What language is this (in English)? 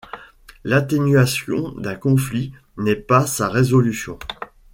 French